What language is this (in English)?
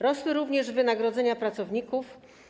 Polish